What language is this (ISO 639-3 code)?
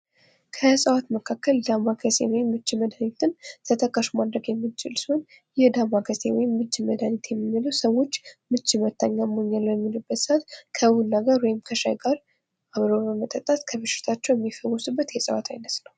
amh